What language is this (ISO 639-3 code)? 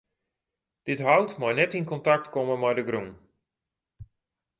fry